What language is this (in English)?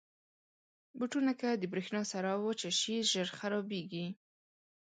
Pashto